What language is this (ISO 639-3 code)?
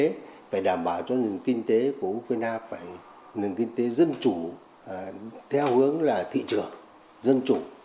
vie